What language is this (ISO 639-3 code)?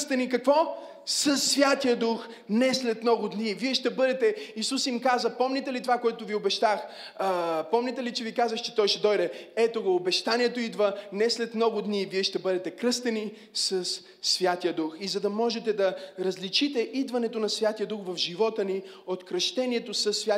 bul